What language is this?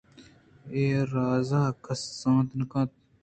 Eastern Balochi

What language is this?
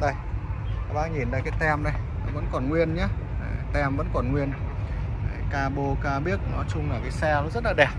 Vietnamese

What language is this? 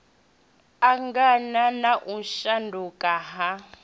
Venda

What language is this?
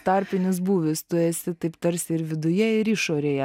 Lithuanian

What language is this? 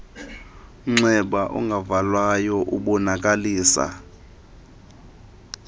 Xhosa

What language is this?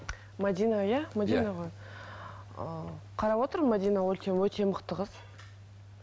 Kazakh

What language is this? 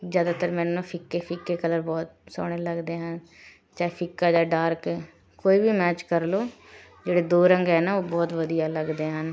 Punjabi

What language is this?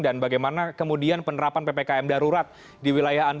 Indonesian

